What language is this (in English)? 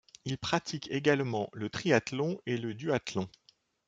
French